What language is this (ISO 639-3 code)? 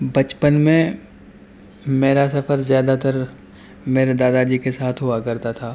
urd